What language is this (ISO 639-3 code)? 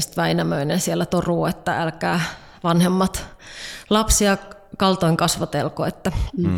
fin